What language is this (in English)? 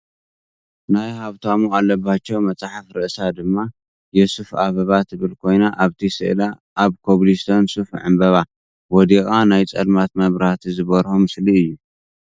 Tigrinya